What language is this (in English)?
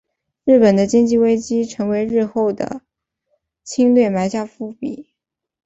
Chinese